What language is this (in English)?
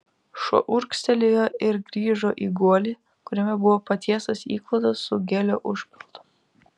Lithuanian